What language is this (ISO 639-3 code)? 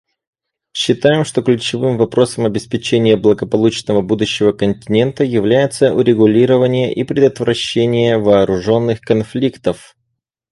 rus